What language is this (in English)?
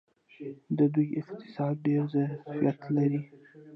Pashto